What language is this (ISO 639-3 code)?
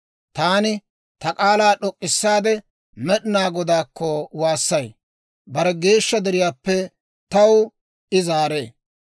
dwr